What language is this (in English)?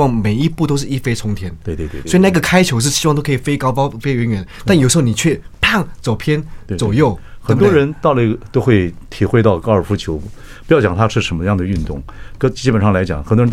Chinese